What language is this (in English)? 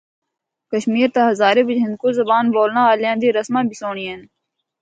Northern Hindko